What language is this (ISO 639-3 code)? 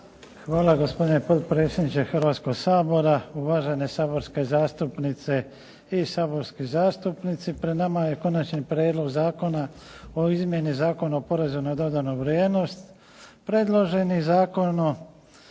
hrv